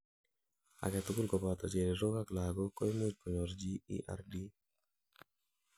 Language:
Kalenjin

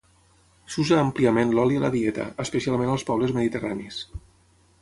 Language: Catalan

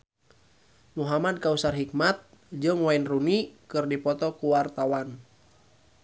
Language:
Sundanese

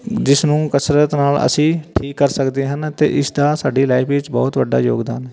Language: Punjabi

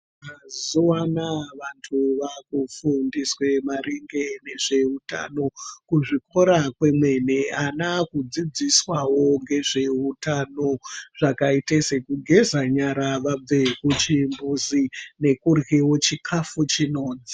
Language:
Ndau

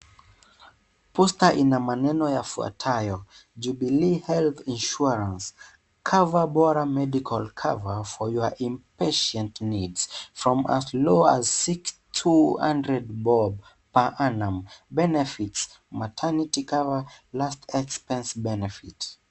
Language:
Swahili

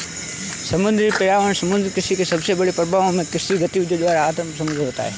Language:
Hindi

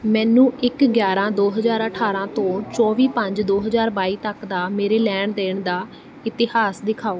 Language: Punjabi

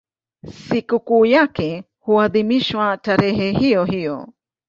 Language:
Swahili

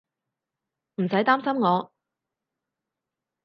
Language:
Cantonese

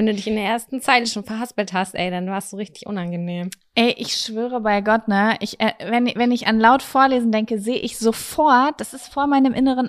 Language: German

